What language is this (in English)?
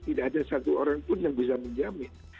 Indonesian